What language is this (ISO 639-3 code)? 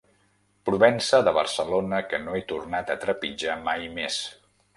cat